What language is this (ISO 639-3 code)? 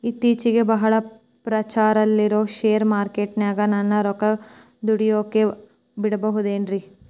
kan